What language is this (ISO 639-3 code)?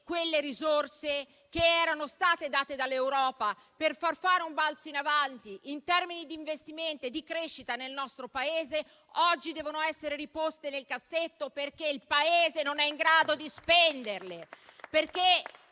ita